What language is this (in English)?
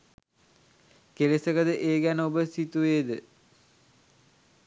Sinhala